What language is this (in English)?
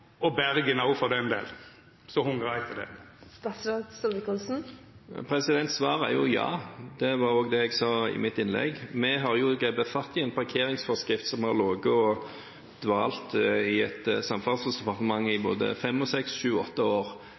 Norwegian